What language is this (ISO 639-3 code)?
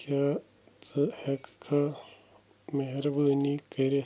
kas